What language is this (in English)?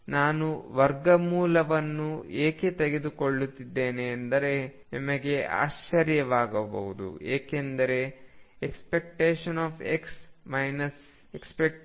Kannada